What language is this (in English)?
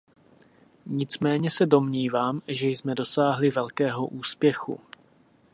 Czech